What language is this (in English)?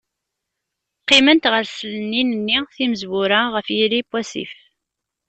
Kabyle